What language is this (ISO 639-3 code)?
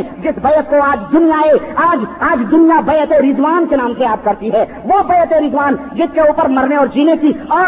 urd